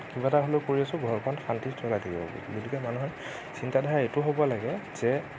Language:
Assamese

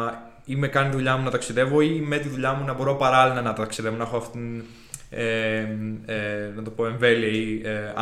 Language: Greek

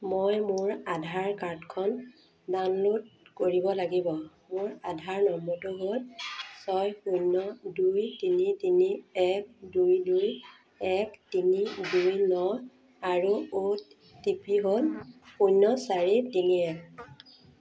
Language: Assamese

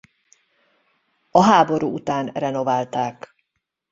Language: Hungarian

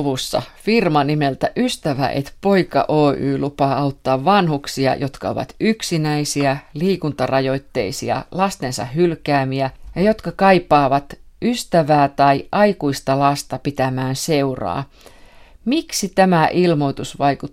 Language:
Finnish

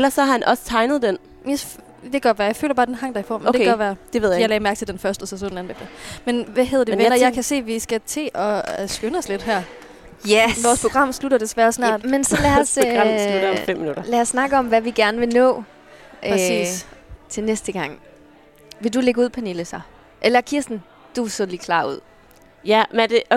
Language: Danish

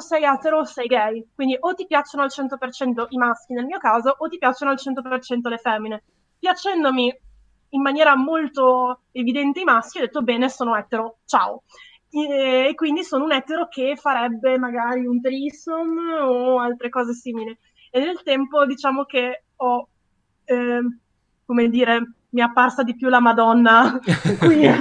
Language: Italian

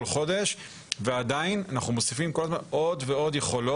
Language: Hebrew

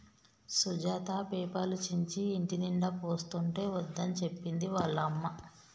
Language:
Telugu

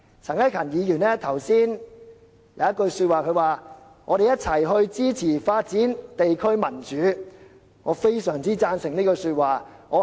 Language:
Cantonese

